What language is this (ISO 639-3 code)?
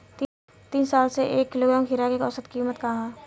bho